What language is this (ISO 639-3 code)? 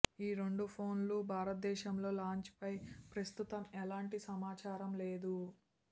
tel